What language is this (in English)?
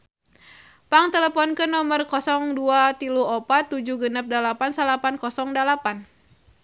Sundanese